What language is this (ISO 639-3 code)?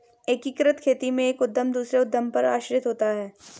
hin